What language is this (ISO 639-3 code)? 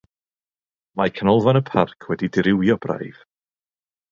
cym